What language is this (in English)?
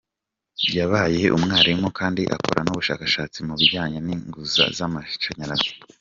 Kinyarwanda